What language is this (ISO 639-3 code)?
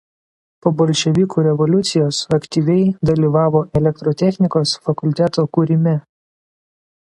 lit